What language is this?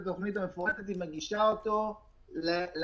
Hebrew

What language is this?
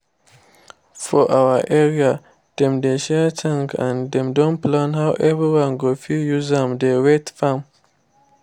Nigerian Pidgin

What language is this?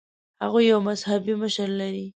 Pashto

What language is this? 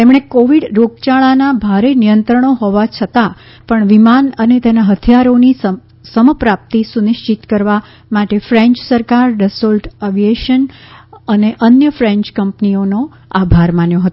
Gujarati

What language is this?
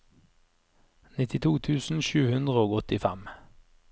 Norwegian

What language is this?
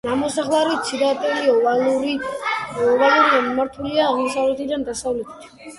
Georgian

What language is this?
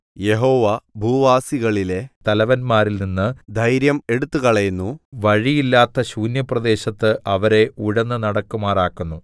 Malayalam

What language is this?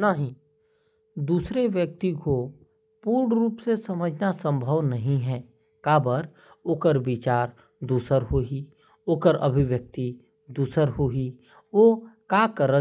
Korwa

